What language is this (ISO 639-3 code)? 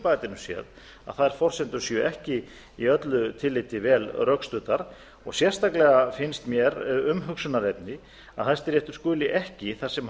isl